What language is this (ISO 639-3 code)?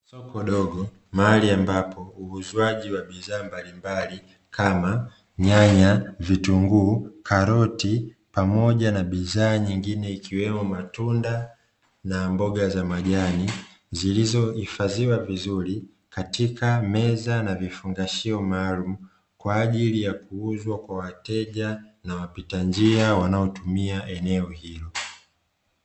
swa